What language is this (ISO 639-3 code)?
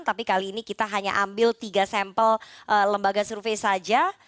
ind